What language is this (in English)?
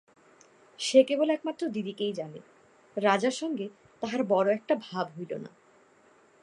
Bangla